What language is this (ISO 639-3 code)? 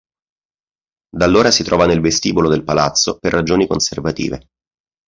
ita